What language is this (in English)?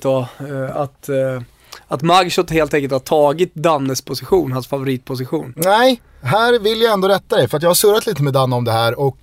Swedish